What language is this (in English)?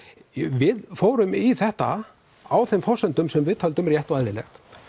Icelandic